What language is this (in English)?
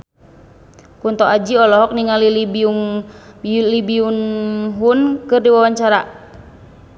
Sundanese